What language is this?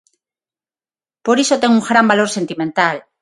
Galician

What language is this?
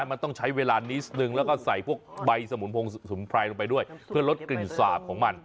Thai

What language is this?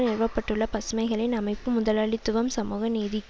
Tamil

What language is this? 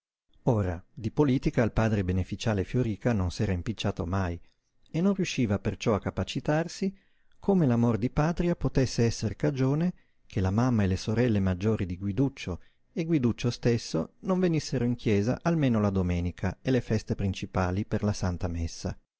Italian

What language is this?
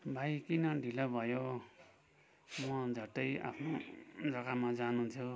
Nepali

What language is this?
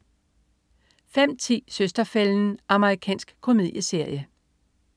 Danish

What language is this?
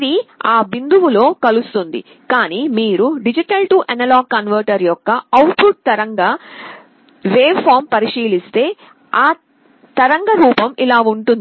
Telugu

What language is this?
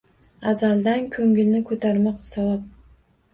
Uzbek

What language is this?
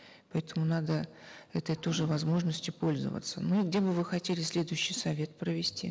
Kazakh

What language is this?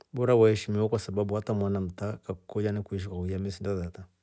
Rombo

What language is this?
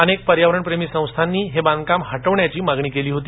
Marathi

